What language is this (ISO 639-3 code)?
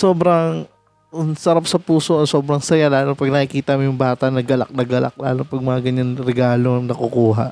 fil